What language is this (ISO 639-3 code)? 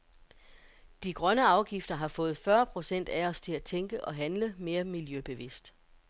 dan